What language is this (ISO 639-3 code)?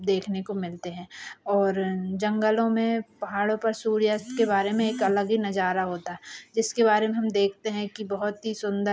hin